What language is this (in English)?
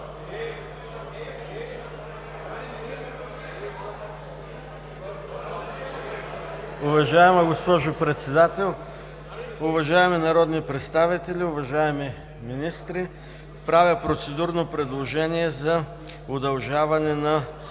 Bulgarian